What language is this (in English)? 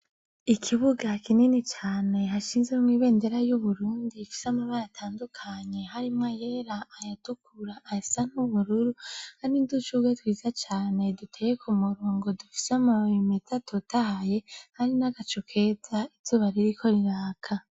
Rundi